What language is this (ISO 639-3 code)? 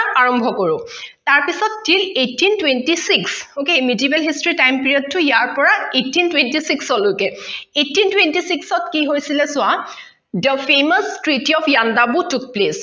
asm